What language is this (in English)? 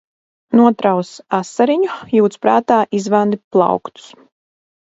Latvian